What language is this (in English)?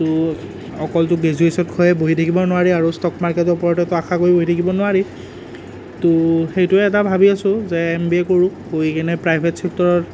Assamese